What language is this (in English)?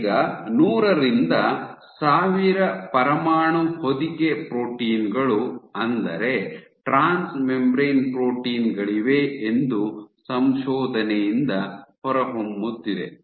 Kannada